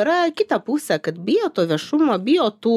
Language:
Lithuanian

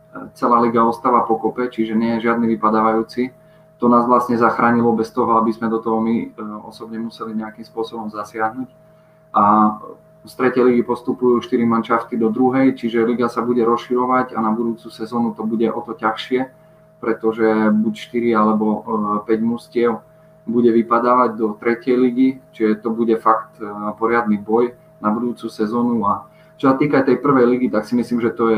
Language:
Slovak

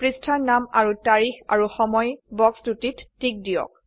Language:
Assamese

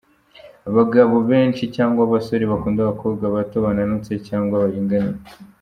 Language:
Kinyarwanda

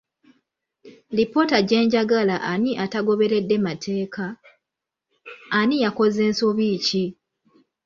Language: Ganda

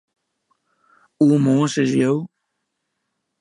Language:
Western Frisian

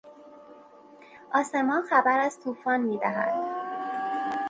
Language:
Persian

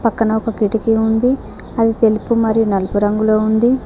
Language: Telugu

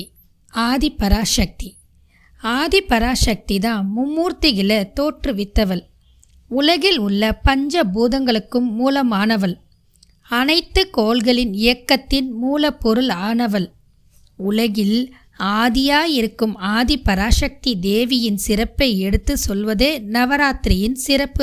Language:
Tamil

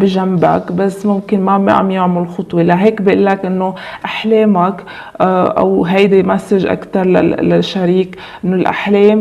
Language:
Arabic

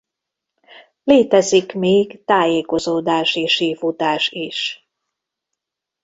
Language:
Hungarian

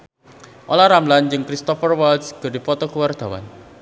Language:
Sundanese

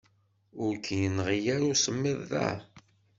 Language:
Kabyle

